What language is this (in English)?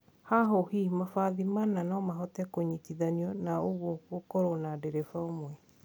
Kikuyu